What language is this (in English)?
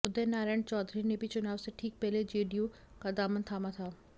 Hindi